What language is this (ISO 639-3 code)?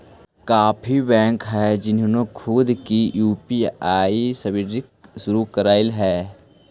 mag